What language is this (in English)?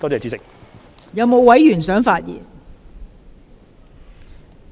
Cantonese